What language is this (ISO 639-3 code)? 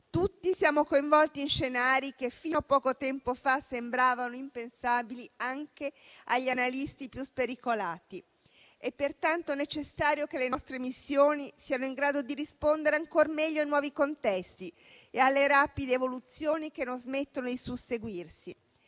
ita